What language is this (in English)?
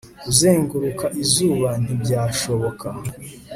Kinyarwanda